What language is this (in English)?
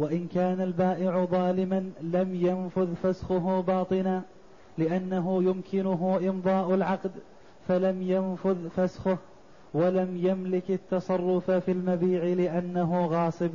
Arabic